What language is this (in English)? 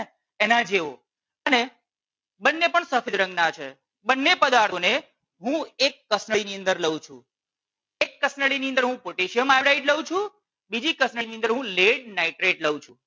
Gujarati